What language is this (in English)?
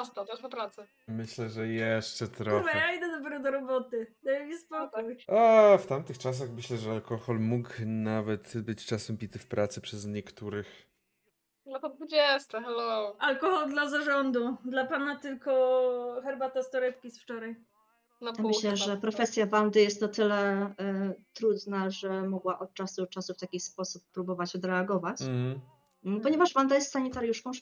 Polish